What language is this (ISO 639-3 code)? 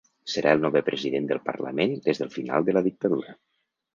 cat